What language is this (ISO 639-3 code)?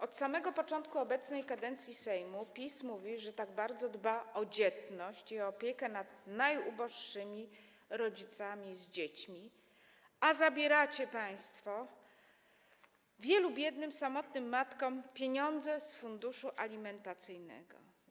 pol